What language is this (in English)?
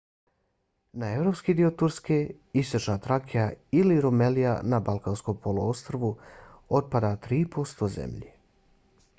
Bosnian